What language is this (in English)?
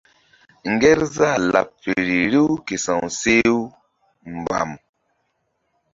Mbum